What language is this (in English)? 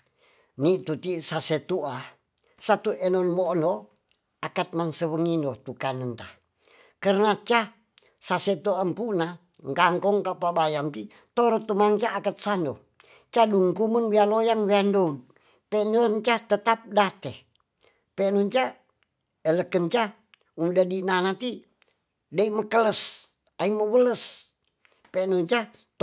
Tonsea